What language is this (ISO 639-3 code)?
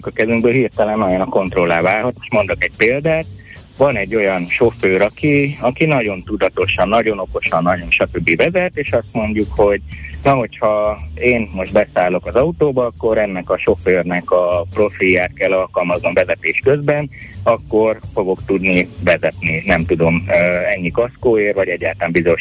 hun